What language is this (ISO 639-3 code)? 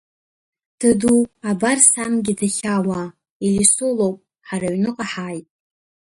abk